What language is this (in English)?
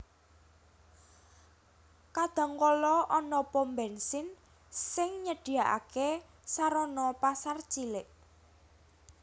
Javanese